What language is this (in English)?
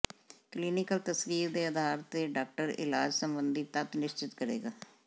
Punjabi